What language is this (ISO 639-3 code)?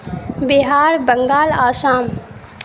urd